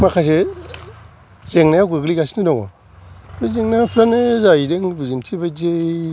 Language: Bodo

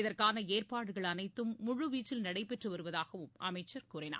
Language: Tamil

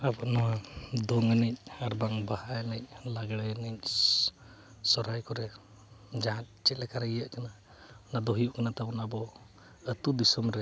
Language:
Santali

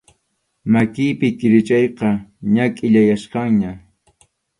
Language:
Arequipa-La Unión Quechua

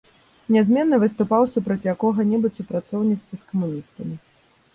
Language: Belarusian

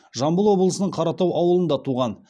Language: Kazakh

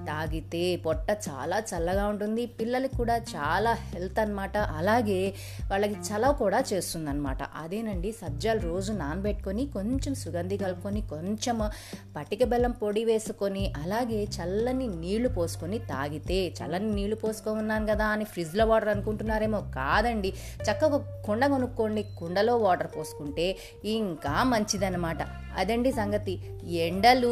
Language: Telugu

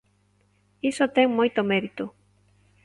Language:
Galician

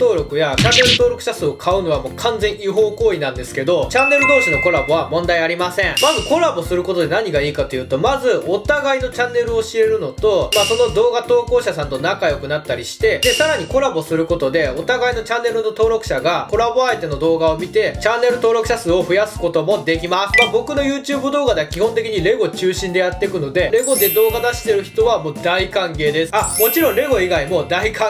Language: Japanese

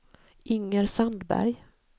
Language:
Swedish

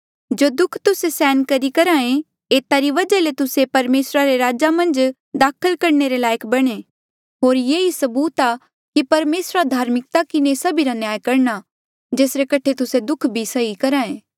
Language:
Mandeali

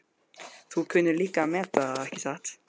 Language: Icelandic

